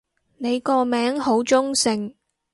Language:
Cantonese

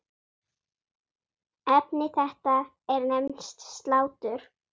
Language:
Icelandic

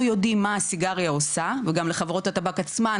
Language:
Hebrew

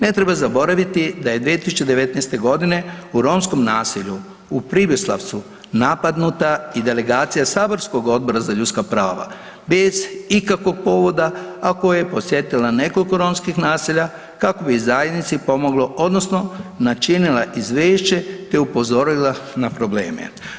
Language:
Croatian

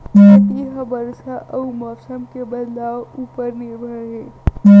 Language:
Chhattisgarhi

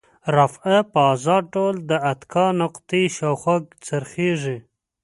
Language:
Pashto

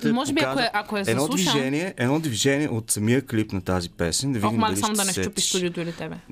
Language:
Bulgarian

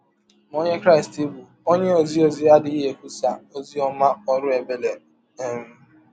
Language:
Igbo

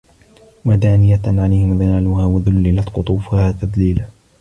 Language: Arabic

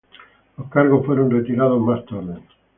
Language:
Spanish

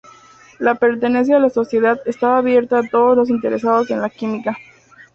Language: Spanish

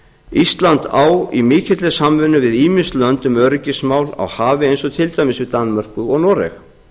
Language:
Icelandic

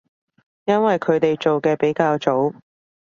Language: Cantonese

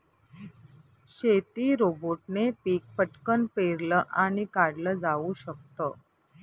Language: Marathi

